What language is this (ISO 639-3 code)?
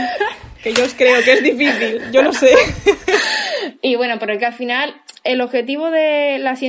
spa